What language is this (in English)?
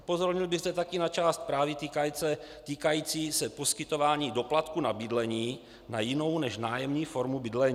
Czech